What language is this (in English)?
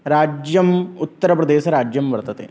Sanskrit